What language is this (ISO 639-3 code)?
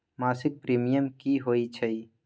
mag